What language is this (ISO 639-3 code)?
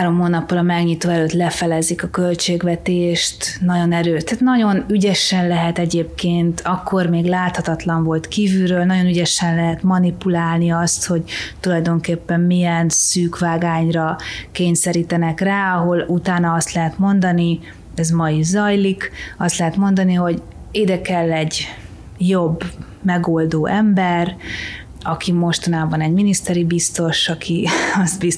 hun